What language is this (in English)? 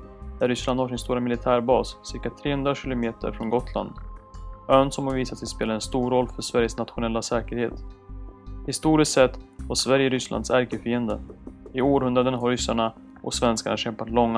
Swedish